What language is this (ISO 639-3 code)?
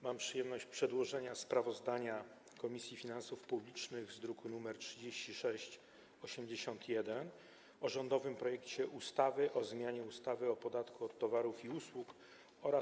pol